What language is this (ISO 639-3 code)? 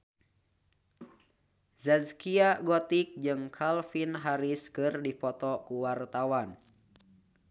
sun